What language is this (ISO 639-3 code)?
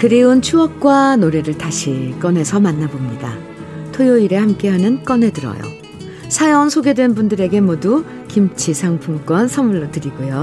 kor